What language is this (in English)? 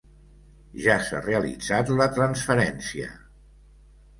Catalan